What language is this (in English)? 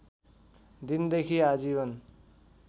Nepali